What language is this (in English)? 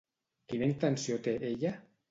Catalan